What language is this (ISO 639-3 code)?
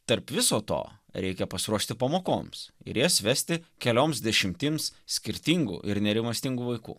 lit